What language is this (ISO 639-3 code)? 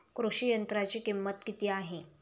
mar